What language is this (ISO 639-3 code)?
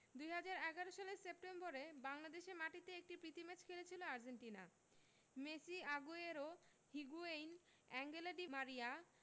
ben